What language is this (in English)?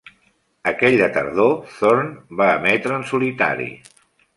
Catalan